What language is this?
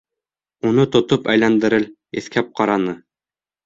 Bashkir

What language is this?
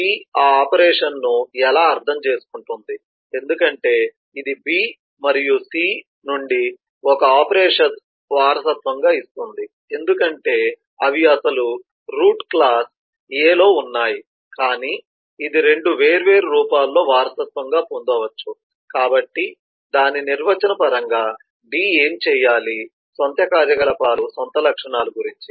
Telugu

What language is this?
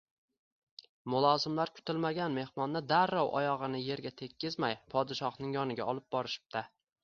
Uzbek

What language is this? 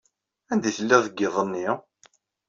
Kabyle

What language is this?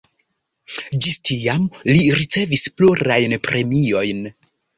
Esperanto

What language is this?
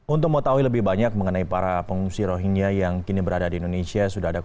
Indonesian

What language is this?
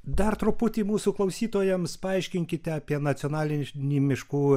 Lithuanian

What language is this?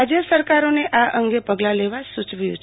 Gujarati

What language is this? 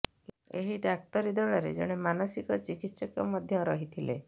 Odia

